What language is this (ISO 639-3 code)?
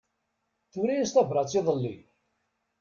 kab